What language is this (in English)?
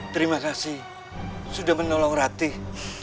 Indonesian